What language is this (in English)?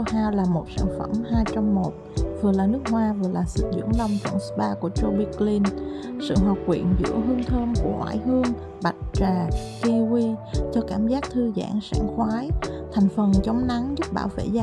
Vietnamese